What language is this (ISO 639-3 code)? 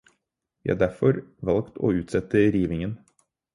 nob